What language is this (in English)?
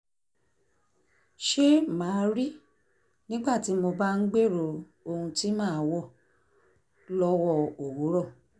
Yoruba